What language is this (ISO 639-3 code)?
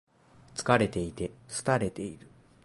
jpn